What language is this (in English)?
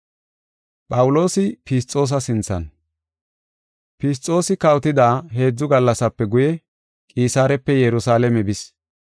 Gofa